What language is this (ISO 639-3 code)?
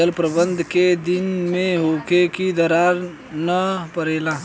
bho